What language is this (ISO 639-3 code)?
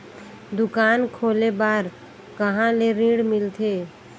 hne